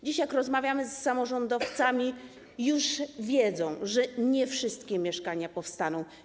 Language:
Polish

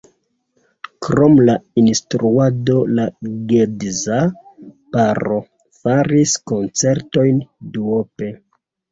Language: Esperanto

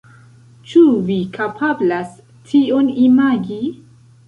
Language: Esperanto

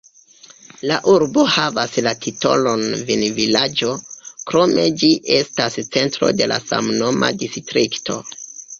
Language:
Esperanto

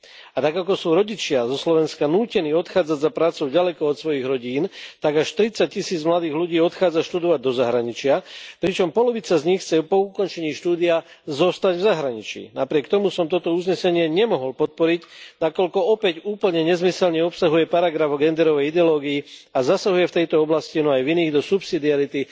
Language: Slovak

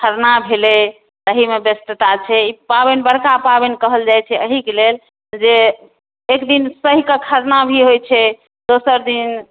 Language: Maithili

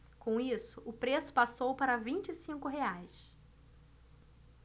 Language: Portuguese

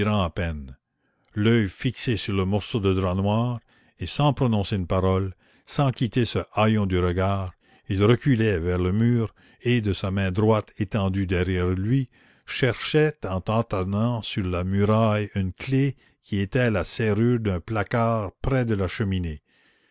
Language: French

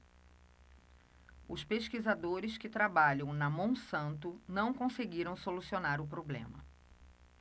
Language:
Portuguese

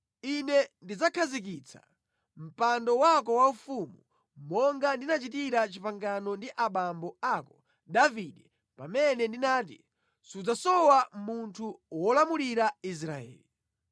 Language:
Nyanja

